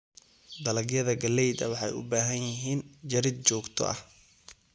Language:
Somali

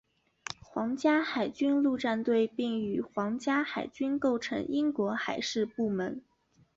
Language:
Chinese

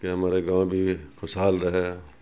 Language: Urdu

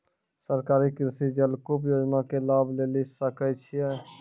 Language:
Maithili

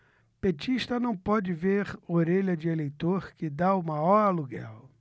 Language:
Portuguese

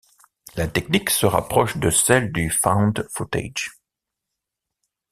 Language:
French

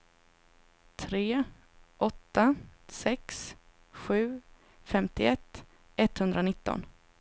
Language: Swedish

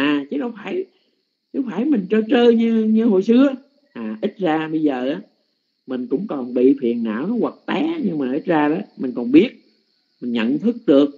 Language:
Vietnamese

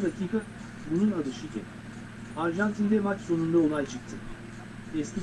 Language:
Turkish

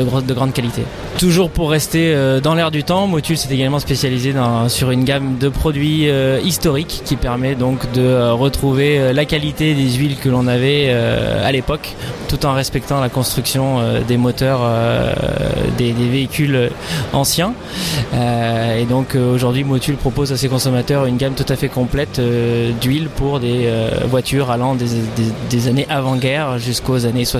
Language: French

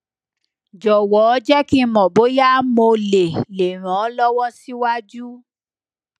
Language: Yoruba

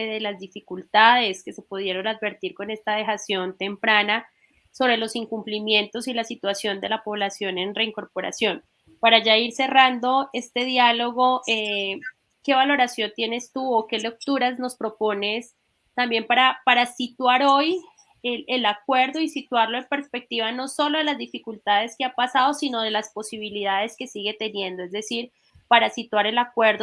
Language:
Spanish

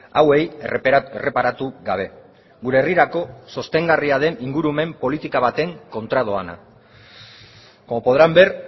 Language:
Basque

